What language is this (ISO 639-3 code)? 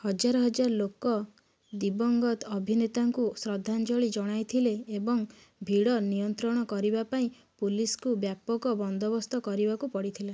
ori